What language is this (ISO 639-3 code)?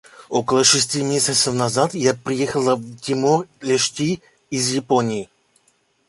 rus